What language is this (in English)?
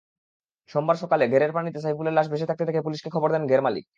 Bangla